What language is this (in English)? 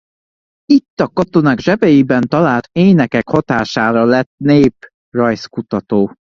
Hungarian